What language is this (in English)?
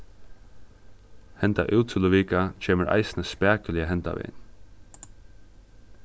Faroese